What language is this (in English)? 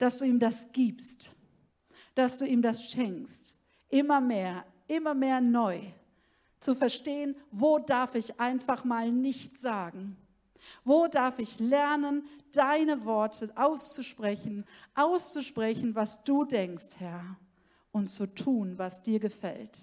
German